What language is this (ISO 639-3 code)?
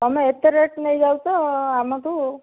ori